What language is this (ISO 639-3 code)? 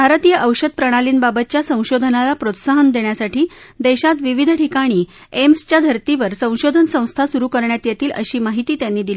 mar